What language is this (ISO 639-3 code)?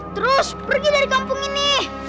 ind